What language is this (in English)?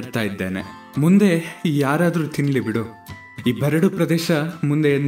Kannada